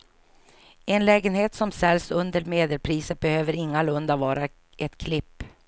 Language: Swedish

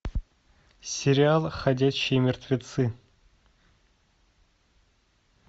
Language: Russian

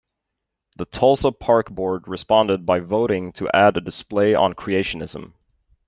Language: English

